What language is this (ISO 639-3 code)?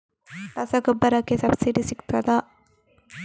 kan